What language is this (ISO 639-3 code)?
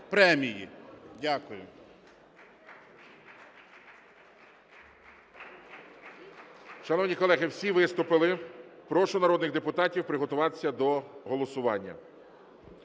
ukr